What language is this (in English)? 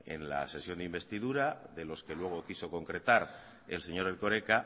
Spanish